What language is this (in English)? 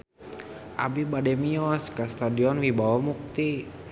Sundanese